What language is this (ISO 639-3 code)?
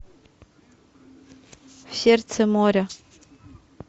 rus